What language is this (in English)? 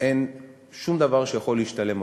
Hebrew